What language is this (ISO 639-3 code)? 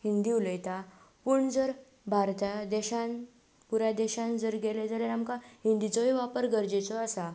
kok